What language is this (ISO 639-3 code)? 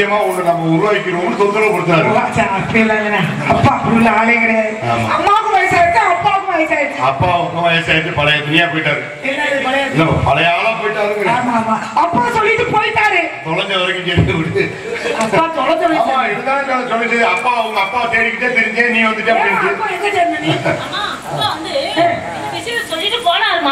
tam